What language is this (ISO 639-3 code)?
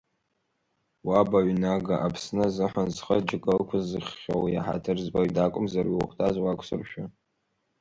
abk